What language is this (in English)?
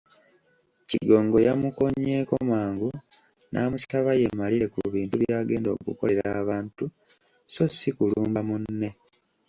Ganda